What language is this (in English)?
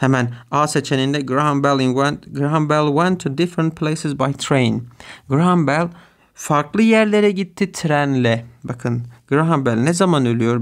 Turkish